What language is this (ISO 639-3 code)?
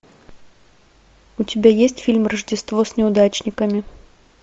rus